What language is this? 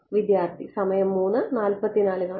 Malayalam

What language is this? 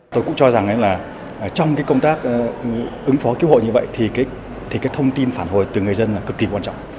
Vietnamese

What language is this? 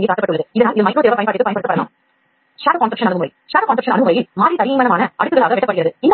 Tamil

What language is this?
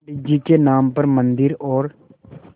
Hindi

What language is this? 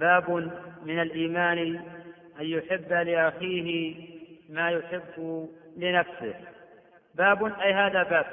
Arabic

